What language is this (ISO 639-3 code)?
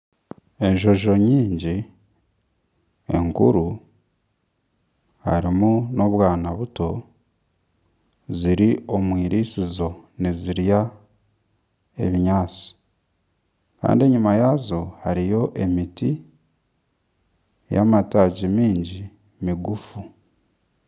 nyn